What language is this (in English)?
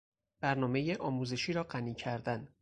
Persian